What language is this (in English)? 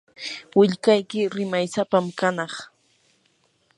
Yanahuanca Pasco Quechua